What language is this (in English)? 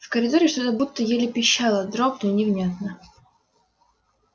Russian